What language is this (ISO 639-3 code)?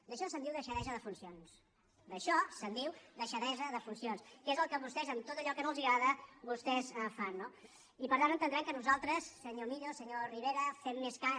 cat